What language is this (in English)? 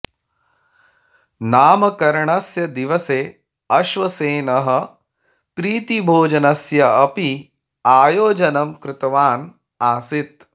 Sanskrit